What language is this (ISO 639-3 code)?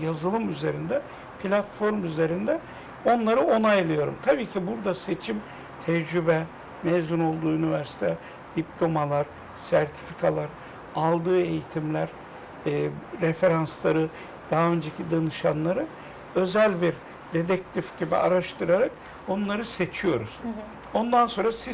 tur